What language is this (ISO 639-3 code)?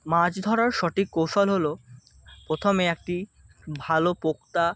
ben